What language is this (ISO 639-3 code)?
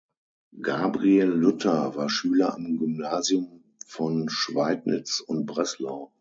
deu